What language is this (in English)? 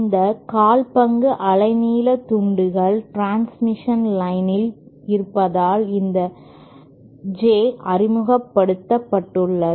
Tamil